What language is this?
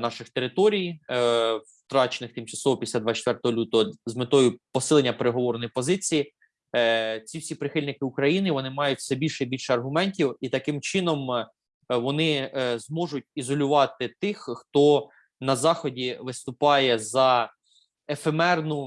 Ukrainian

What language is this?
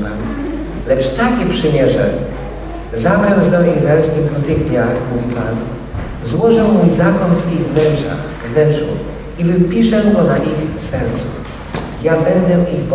Polish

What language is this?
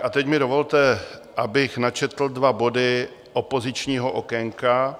Czech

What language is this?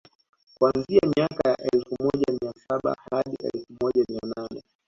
Swahili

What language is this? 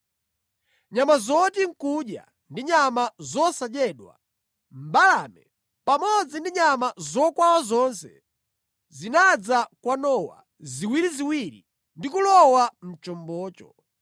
Nyanja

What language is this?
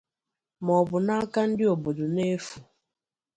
Igbo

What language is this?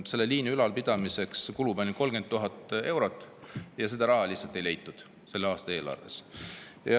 Estonian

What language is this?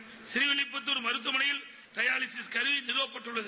Tamil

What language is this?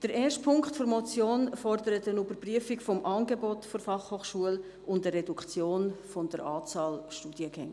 Swiss German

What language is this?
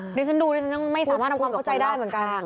Thai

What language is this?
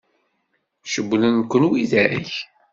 Kabyle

